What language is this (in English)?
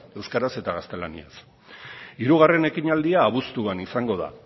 Basque